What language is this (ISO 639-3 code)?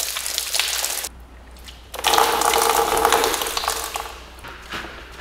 kor